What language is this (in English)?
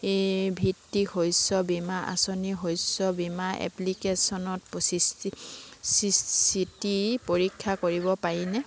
Assamese